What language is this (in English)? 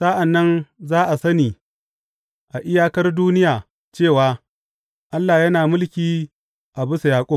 Hausa